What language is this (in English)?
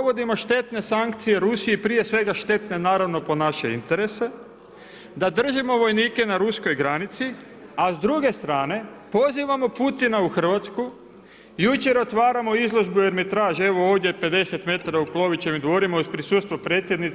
Croatian